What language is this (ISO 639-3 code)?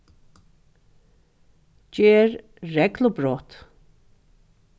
fao